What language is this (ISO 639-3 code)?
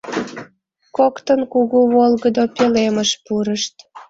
chm